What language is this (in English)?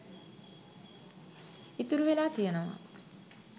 Sinhala